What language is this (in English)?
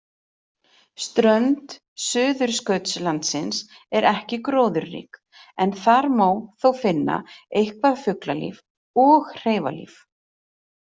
Icelandic